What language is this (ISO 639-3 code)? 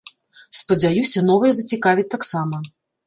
bel